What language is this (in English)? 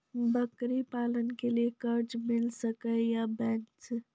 Maithili